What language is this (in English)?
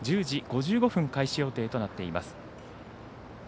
Japanese